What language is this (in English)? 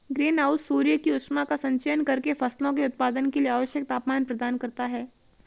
Hindi